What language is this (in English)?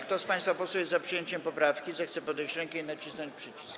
Polish